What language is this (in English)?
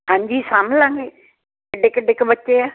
Punjabi